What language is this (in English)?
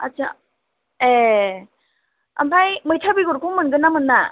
Bodo